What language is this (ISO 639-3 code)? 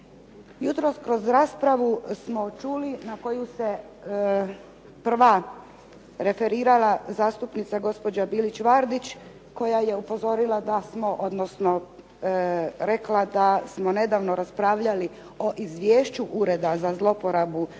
hrv